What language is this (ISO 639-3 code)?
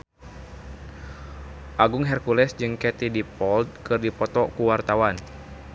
sun